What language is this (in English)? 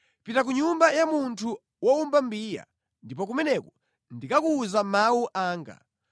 Nyanja